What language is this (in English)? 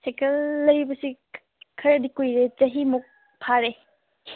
Manipuri